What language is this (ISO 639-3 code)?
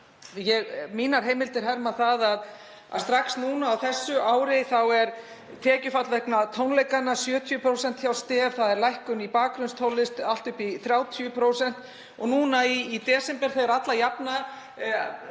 isl